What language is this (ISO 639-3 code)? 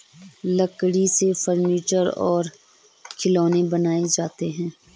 hin